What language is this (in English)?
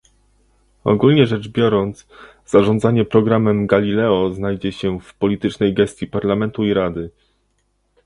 Polish